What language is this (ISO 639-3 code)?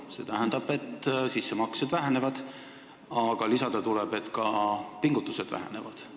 est